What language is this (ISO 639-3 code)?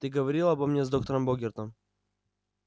rus